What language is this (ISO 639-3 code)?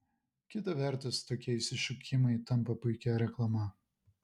lit